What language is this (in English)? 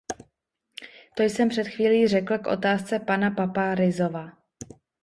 Czech